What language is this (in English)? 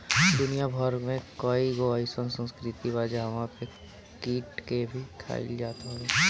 Bhojpuri